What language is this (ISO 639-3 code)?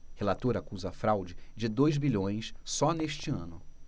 por